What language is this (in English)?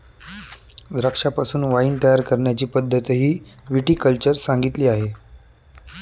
Marathi